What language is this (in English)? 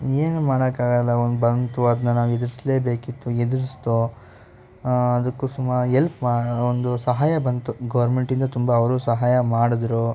Kannada